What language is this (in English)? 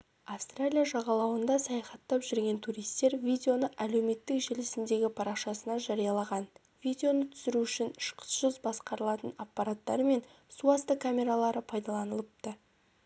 Kazakh